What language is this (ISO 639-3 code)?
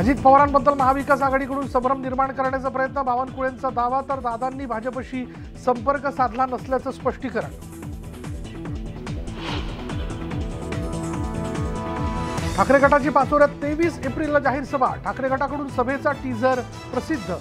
hin